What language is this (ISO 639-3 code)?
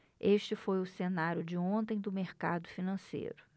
por